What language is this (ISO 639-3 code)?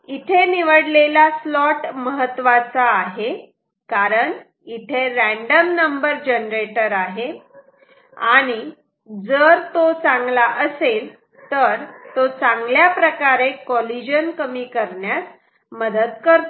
mar